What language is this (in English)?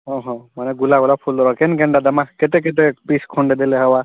Odia